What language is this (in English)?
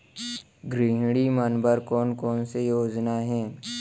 Chhattisgarhi